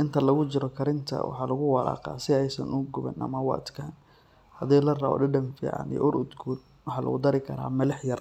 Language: Somali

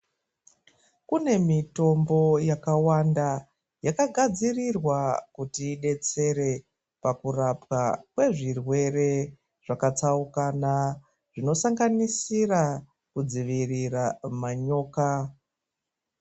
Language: Ndau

